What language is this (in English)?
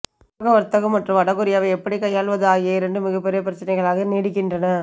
Tamil